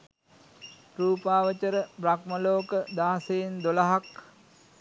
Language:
Sinhala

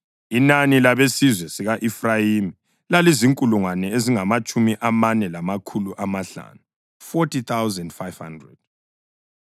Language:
North Ndebele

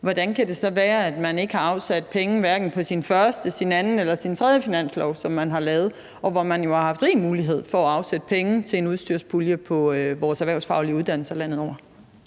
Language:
Danish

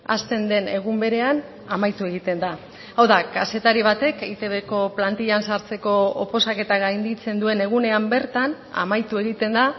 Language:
Basque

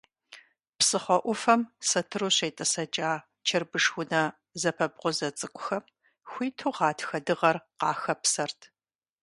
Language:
Kabardian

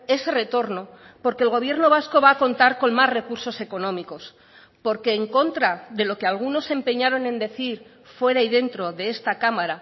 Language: Spanish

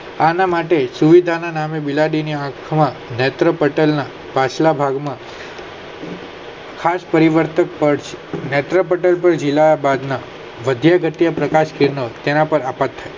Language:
Gujarati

